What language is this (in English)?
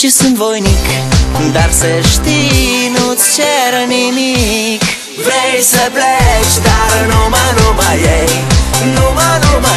Romanian